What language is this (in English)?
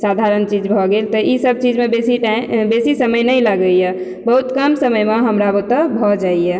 Maithili